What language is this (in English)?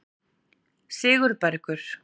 Icelandic